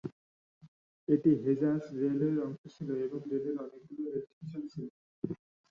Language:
Bangla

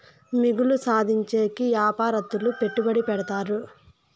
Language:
Telugu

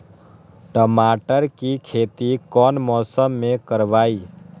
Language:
Magahi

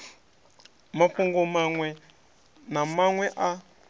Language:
Venda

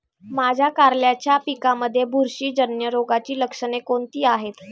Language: Marathi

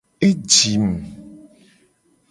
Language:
Gen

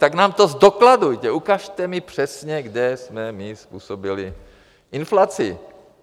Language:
Czech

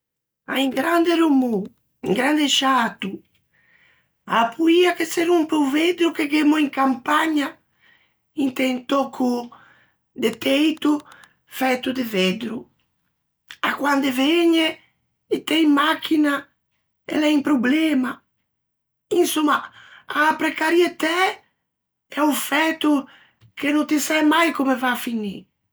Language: Ligurian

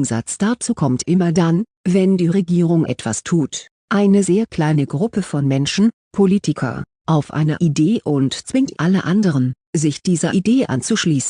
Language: German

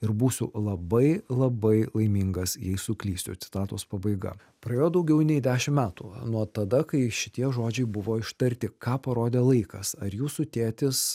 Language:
Lithuanian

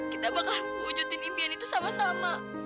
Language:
Indonesian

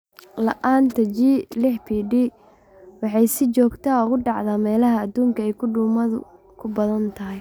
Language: Somali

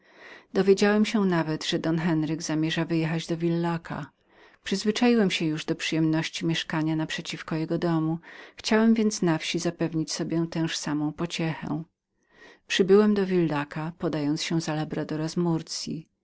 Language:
Polish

